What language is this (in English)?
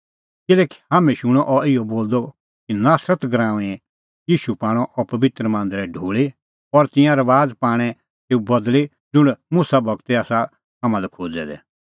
Kullu Pahari